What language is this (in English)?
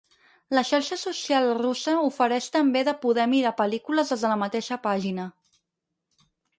Catalan